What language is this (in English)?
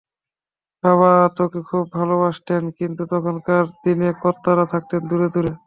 Bangla